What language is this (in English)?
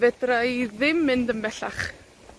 Welsh